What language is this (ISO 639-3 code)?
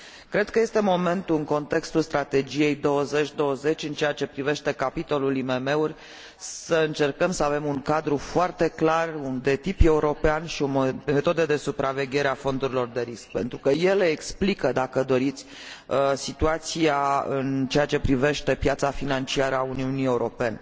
ron